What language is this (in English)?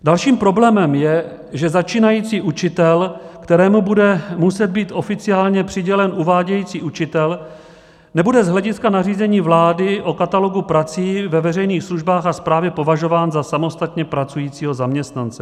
Czech